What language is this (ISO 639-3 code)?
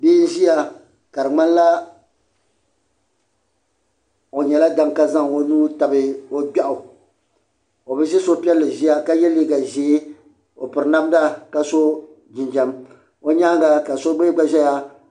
dag